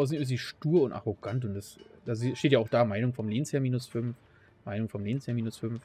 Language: German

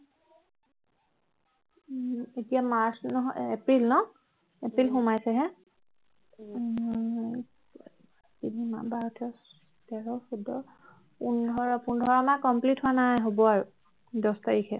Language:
Assamese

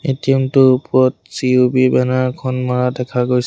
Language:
Assamese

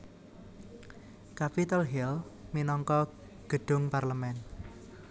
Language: Javanese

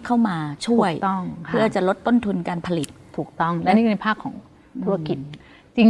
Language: Thai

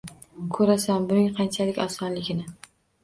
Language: Uzbek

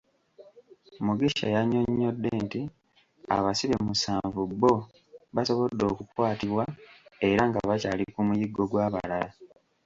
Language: Ganda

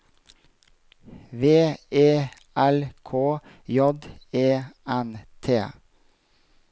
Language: Norwegian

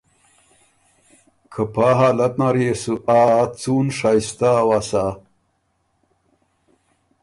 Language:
Ormuri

